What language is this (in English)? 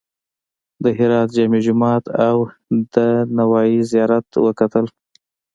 Pashto